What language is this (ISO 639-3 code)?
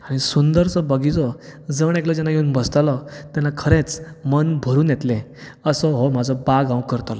kok